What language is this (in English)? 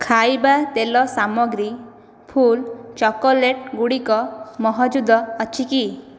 Odia